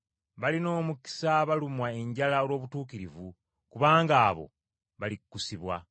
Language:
Ganda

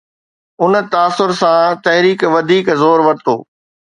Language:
Sindhi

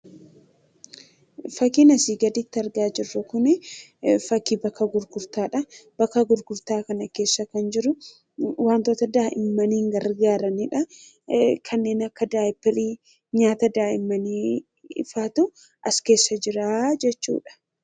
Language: Oromo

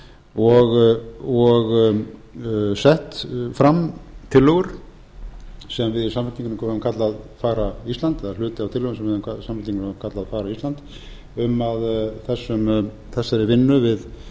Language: Icelandic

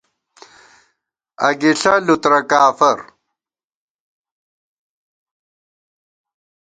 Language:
Gawar-Bati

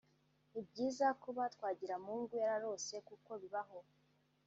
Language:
Kinyarwanda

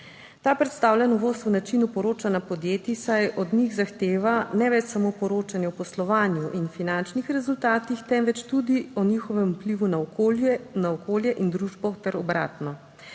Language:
Slovenian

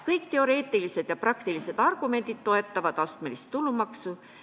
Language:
Estonian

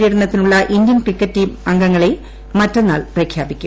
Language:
Malayalam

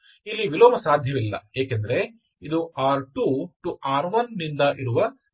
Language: Kannada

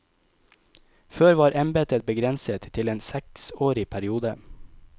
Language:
Norwegian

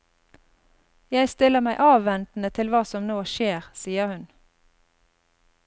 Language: Norwegian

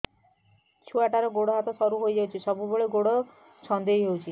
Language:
Odia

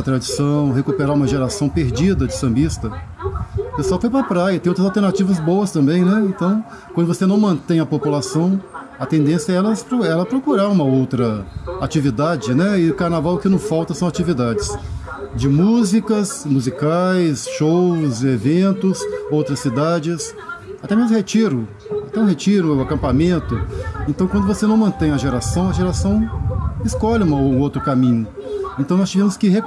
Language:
Portuguese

